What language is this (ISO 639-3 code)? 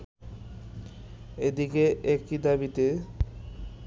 ben